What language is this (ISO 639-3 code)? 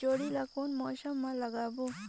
hne